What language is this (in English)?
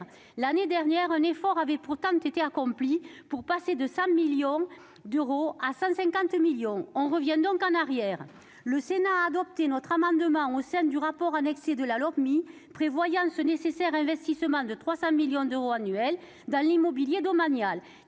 French